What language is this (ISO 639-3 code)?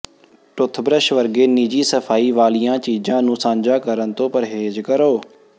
pan